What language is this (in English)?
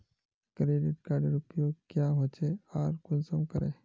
Magahi